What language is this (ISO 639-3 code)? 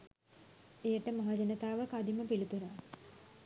sin